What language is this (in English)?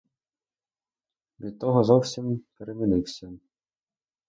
Ukrainian